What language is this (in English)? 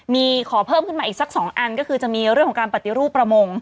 Thai